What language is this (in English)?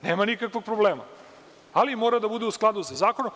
Serbian